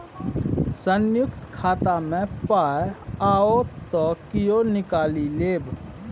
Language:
Maithili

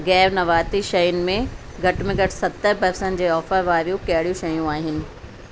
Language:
Sindhi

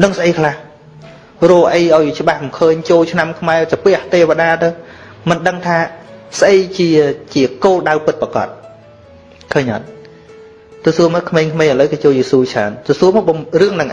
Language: Vietnamese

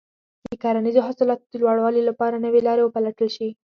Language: Pashto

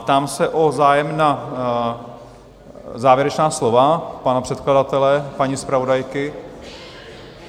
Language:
Czech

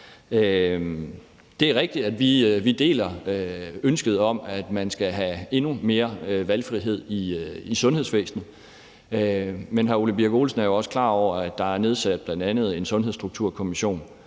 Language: Danish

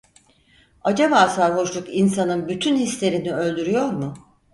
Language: Turkish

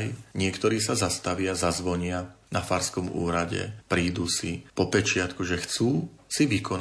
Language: Slovak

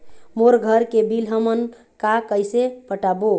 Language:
Chhattisgarhi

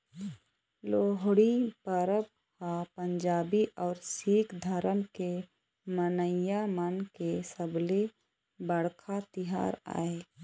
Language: Chhattisgarhi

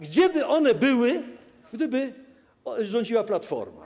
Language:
Polish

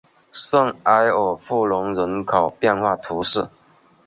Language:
Chinese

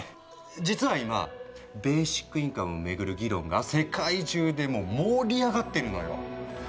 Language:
Japanese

